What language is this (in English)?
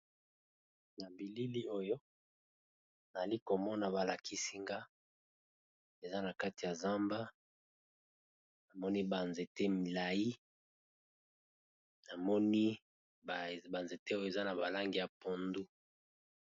Lingala